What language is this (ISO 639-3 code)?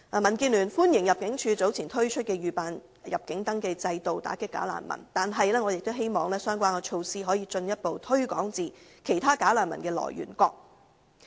yue